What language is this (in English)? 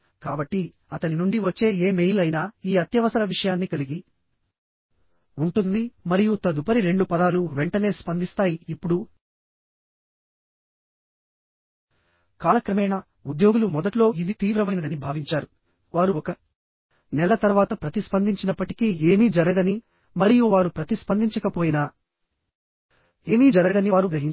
Telugu